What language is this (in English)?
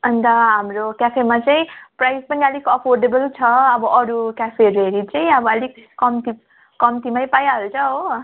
Nepali